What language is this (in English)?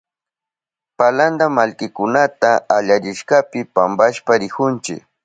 Southern Pastaza Quechua